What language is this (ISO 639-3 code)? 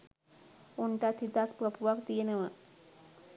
sin